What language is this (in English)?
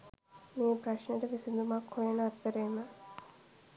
Sinhala